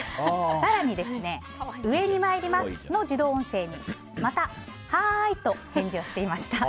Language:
Japanese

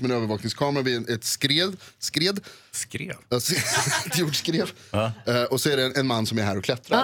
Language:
Swedish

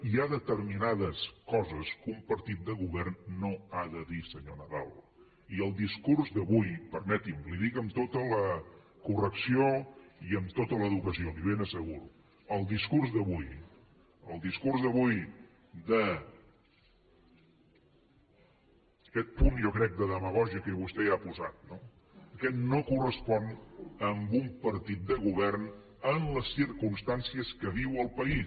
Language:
Catalan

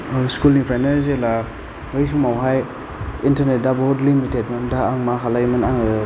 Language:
Bodo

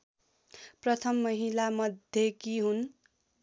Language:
Nepali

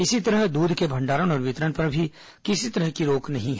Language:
Hindi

